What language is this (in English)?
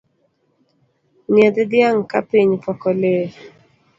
Luo (Kenya and Tanzania)